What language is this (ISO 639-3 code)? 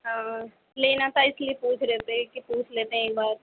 urd